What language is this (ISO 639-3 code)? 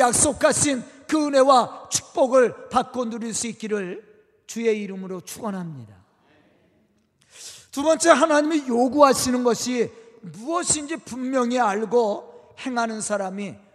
kor